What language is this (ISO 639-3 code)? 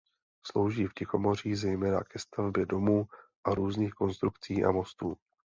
ces